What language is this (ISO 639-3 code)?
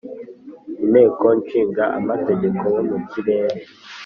kin